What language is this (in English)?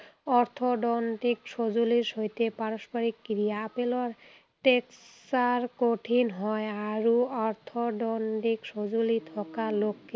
Assamese